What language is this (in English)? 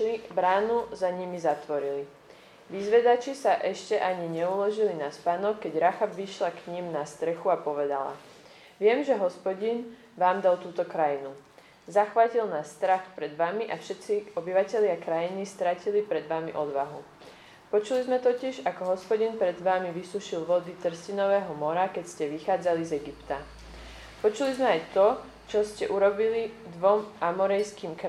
Slovak